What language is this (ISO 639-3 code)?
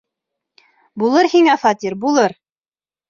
bak